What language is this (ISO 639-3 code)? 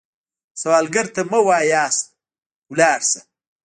pus